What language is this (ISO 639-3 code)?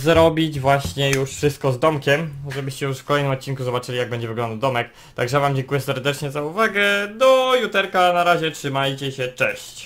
pol